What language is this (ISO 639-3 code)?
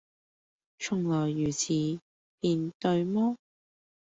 yue